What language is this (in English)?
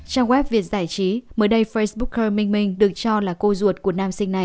Vietnamese